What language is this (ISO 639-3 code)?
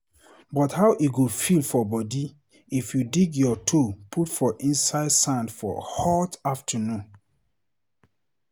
pcm